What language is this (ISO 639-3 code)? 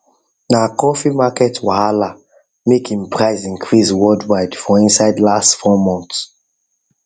pcm